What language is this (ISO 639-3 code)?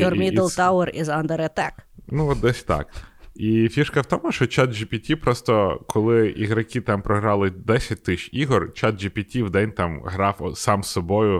ukr